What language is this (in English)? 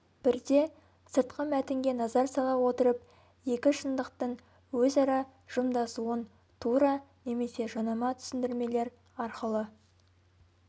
Kazakh